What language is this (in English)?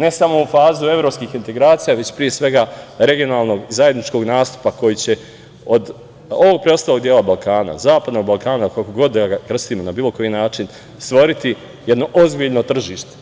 Serbian